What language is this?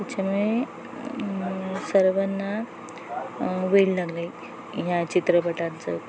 Marathi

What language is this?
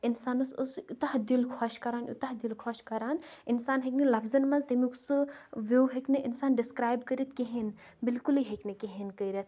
Kashmiri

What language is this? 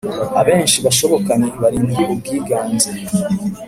Kinyarwanda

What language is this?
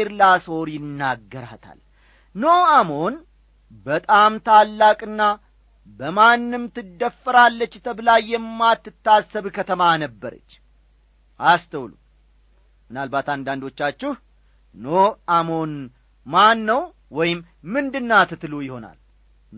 Amharic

